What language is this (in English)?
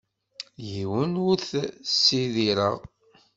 Kabyle